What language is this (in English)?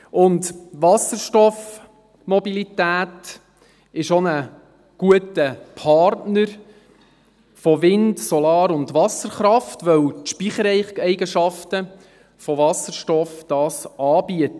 Swiss German